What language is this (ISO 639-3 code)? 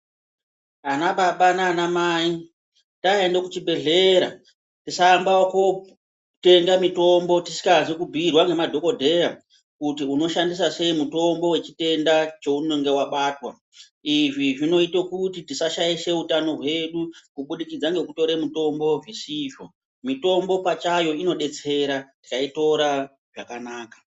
ndc